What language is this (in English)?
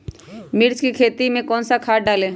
Magahi